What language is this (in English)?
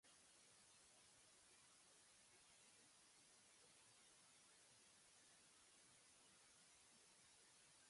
Tigrinya